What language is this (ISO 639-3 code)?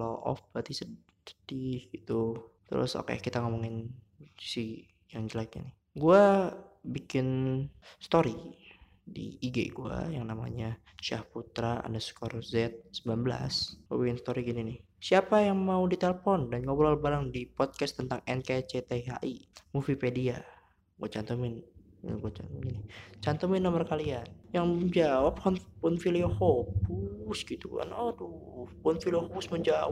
ind